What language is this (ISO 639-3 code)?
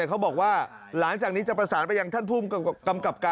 tha